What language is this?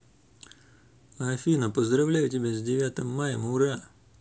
Russian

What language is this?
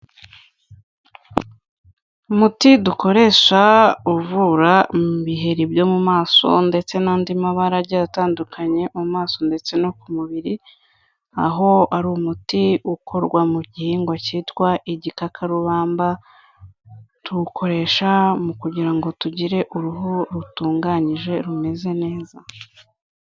Kinyarwanda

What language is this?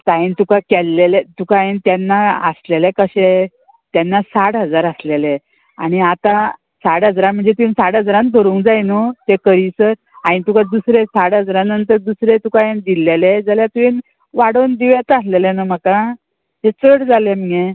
Konkani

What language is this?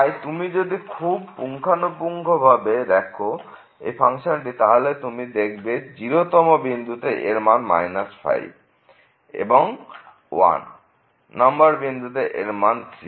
Bangla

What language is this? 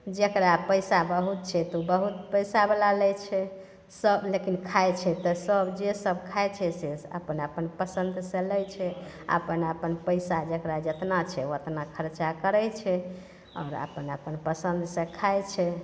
Maithili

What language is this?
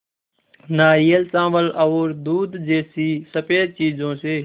Hindi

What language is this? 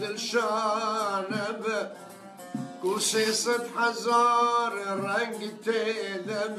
Arabic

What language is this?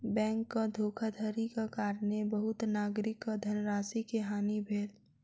Maithili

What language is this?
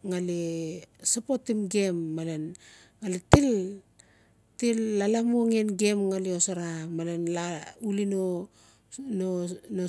Notsi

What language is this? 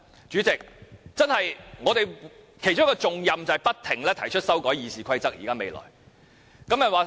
Cantonese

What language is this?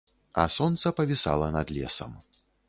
Belarusian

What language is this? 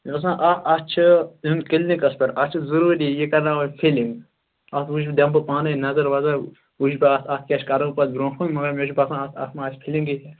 Kashmiri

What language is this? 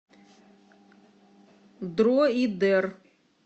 Russian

